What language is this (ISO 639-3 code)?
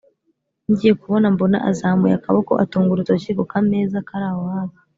kin